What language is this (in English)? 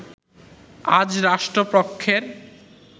Bangla